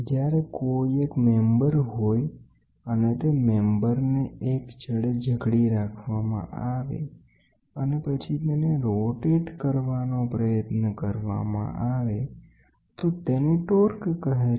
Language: Gujarati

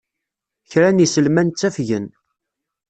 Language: Kabyle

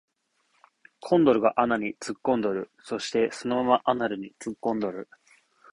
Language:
Japanese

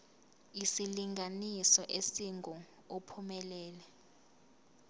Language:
Zulu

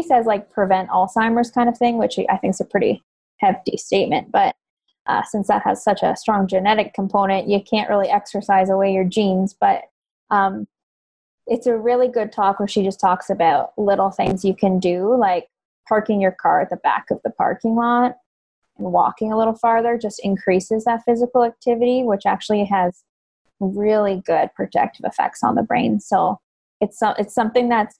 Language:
English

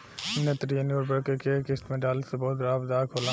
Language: Bhojpuri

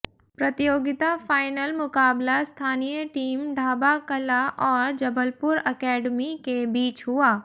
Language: Hindi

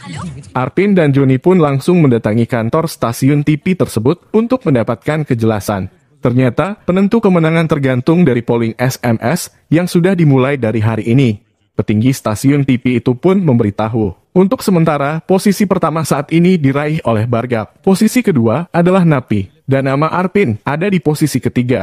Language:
Indonesian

